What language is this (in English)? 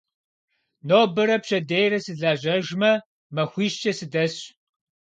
Kabardian